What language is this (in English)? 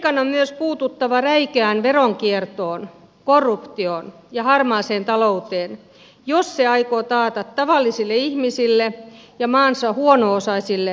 Finnish